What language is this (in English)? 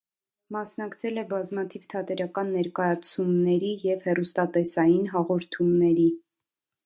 Armenian